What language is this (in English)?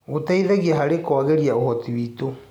Kikuyu